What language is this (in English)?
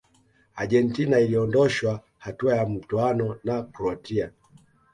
Swahili